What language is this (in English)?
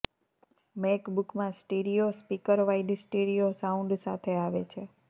Gujarati